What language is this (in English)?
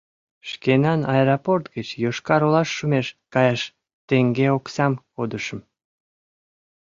Mari